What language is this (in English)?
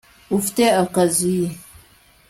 Kinyarwanda